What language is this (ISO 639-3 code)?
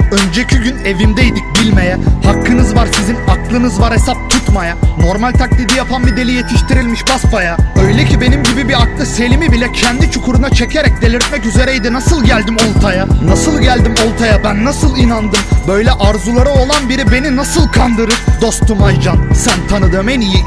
tur